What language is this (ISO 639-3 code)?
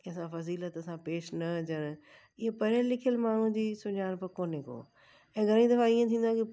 snd